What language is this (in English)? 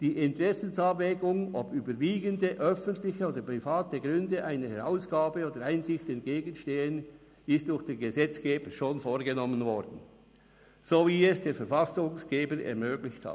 Swiss German